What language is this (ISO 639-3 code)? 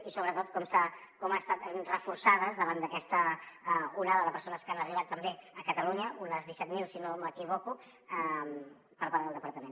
cat